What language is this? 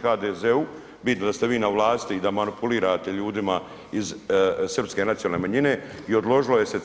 Croatian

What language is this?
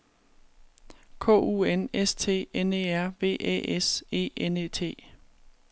Danish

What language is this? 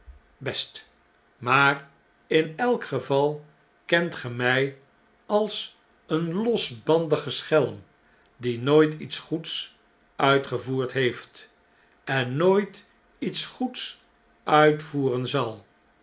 Dutch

